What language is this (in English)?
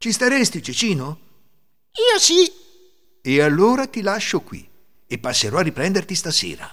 Italian